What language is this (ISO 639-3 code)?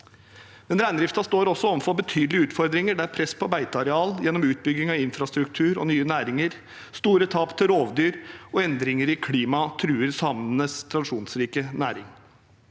nor